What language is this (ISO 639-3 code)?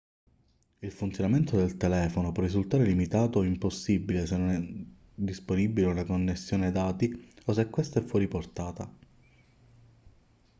ita